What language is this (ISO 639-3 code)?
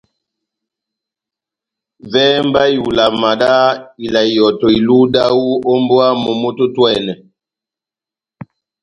bnm